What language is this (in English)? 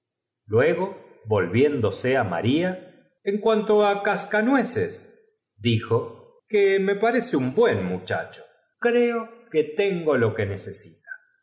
Spanish